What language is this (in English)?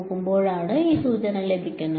Malayalam